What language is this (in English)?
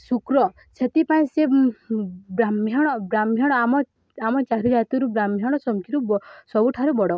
Odia